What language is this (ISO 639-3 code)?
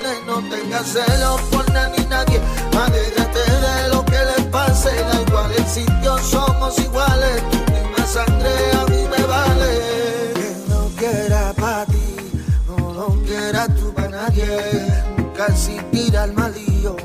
spa